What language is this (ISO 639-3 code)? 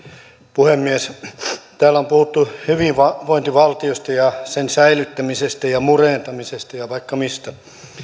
fin